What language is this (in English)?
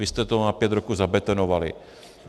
Czech